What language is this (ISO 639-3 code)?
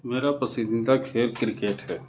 urd